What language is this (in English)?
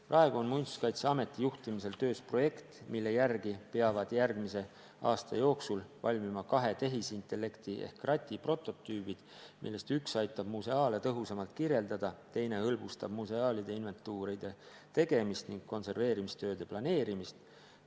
Estonian